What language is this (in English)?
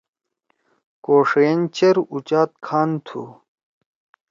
Torwali